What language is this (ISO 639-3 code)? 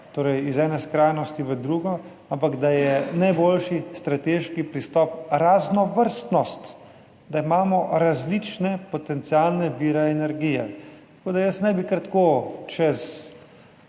slv